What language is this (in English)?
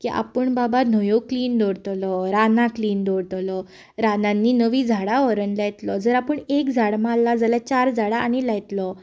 Konkani